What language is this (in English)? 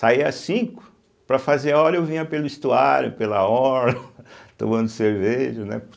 Portuguese